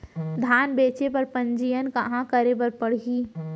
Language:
Chhattisgarhi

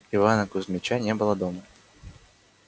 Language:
Russian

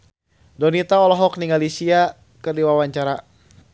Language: Sundanese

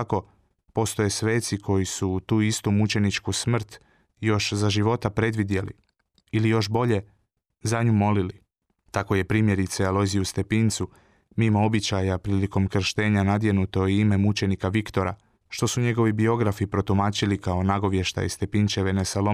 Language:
Croatian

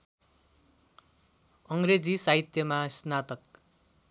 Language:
Nepali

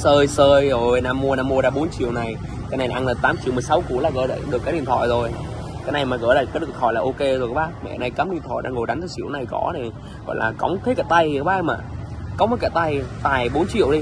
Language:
Vietnamese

